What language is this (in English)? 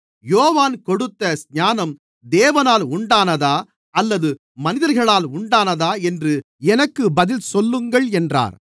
Tamil